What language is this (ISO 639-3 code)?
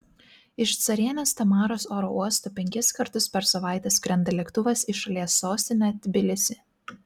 lit